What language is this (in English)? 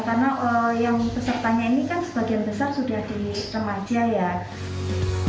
Indonesian